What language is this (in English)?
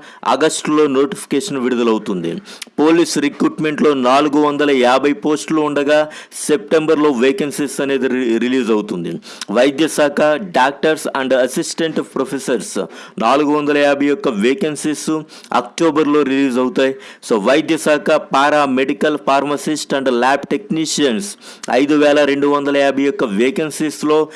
Telugu